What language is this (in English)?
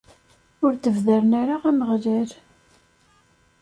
Kabyle